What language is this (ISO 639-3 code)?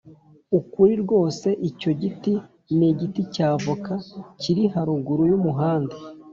kin